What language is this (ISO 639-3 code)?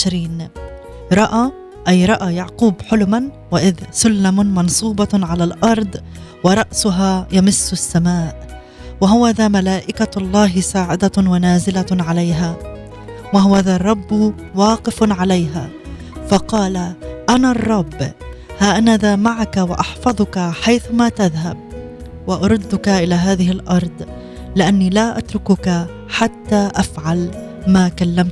ara